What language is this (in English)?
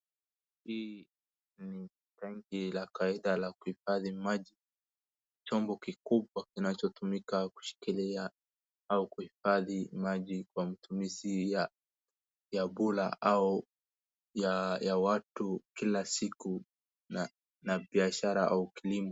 Swahili